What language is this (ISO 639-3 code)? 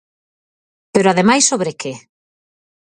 glg